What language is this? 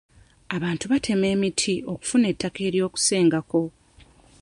Ganda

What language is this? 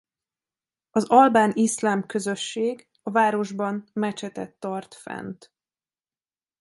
Hungarian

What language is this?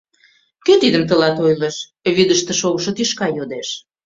Mari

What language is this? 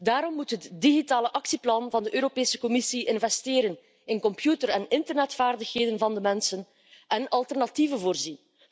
Dutch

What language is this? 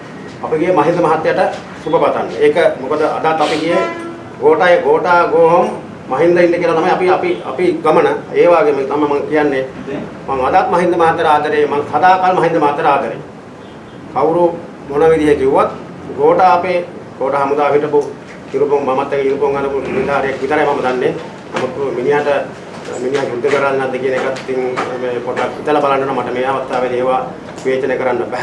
Sinhala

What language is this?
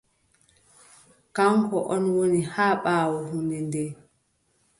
Adamawa Fulfulde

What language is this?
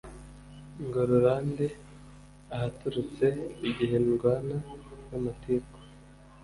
Kinyarwanda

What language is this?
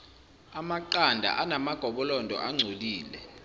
Zulu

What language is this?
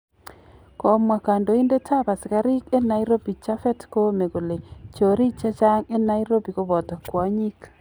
Kalenjin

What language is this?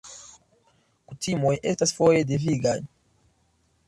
Esperanto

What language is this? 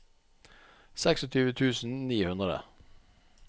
Norwegian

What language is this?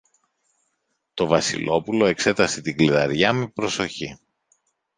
Greek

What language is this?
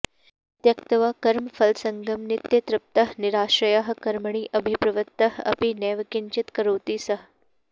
Sanskrit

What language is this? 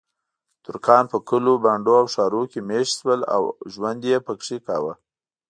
Pashto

